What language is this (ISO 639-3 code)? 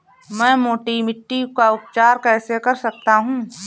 hin